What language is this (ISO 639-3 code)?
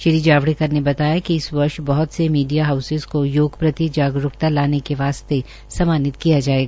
hin